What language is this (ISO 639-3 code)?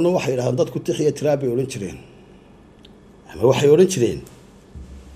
ara